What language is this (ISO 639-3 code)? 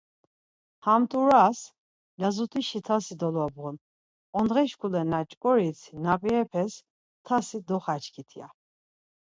lzz